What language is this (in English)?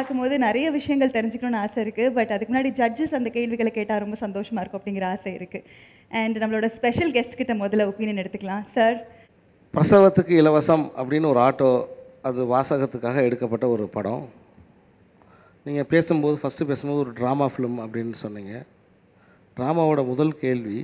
Tamil